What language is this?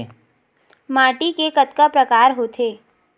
Chhattisgarhi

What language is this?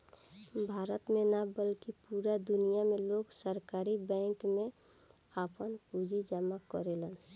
Bhojpuri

